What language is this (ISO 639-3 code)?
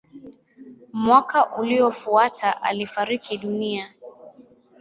swa